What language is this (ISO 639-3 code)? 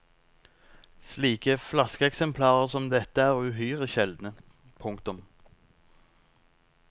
nor